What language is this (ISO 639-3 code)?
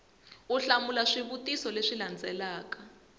tso